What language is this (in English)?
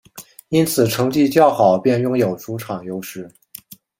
Chinese